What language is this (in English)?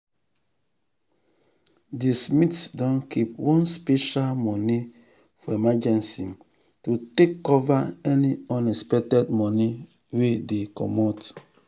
Nigerian Pidgin